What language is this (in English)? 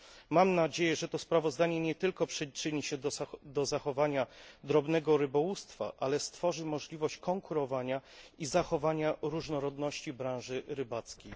Polish